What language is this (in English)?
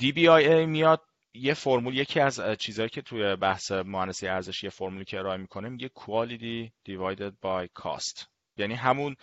Persian